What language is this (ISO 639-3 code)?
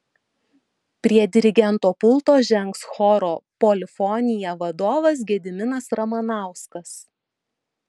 lit